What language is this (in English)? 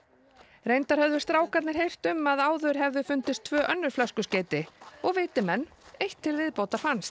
Icelandic